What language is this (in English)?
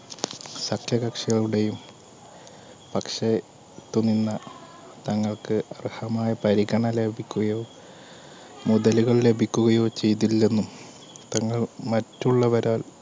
Malayalam